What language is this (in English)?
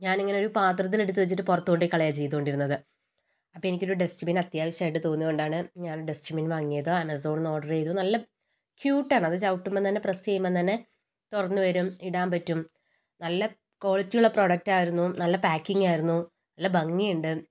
Malayalam